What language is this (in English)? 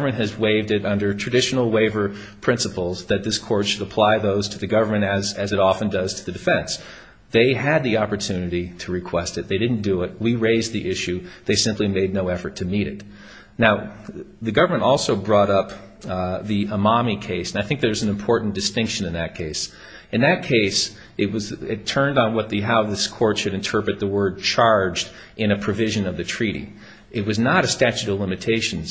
English